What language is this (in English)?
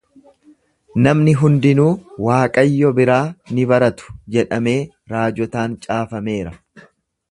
Oromo